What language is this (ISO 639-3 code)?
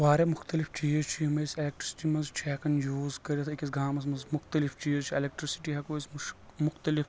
kas